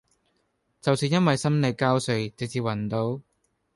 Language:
Cantonese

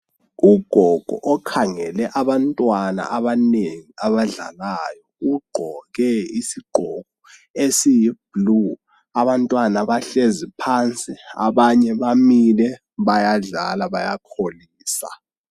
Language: North Ndebele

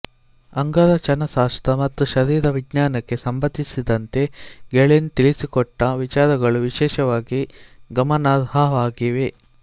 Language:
Kannada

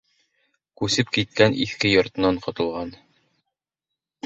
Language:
Bashkir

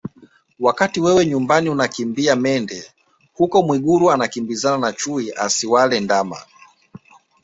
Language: Swahili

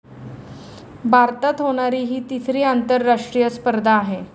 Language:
Marathi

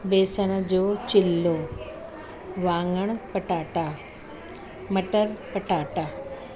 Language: Sindhi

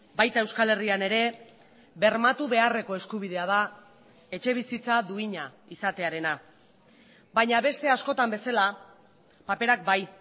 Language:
Basque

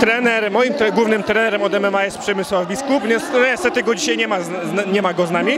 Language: Polish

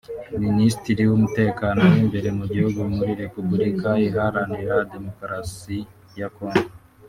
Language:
Kinyarwanda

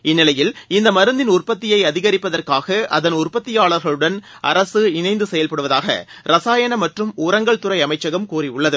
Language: Tamil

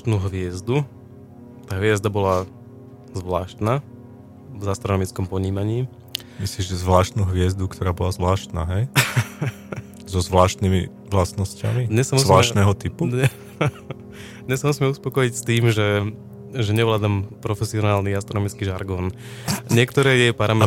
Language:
Slovak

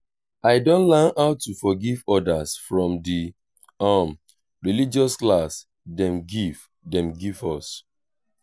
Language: Nigerian Pidgin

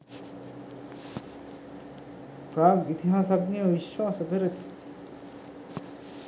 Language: Sinhala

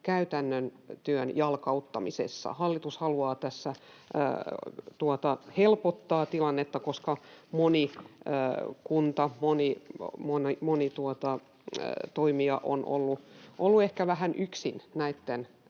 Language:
Finnish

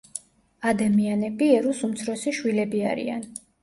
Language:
Georgian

